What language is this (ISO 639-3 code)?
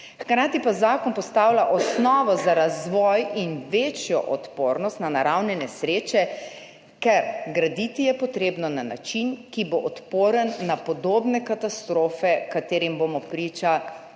slv